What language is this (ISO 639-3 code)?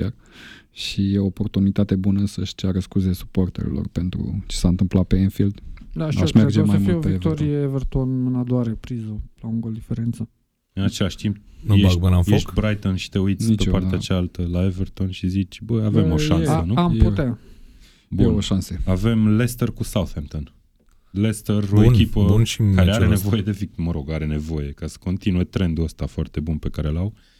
ron